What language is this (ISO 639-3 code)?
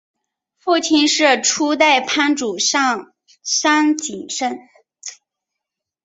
zho